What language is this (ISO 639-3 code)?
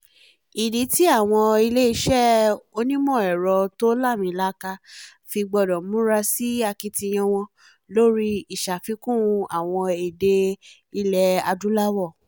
yor